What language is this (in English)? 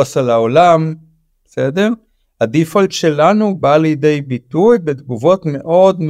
Hebrew